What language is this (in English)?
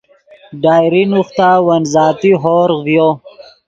Yidgha